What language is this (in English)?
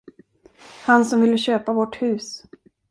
Swedish